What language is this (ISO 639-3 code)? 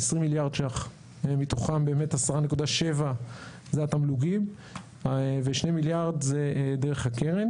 heb